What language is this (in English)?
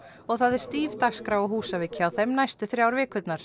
Icelandic